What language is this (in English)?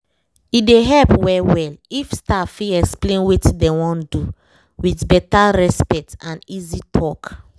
Nigerian Pidgin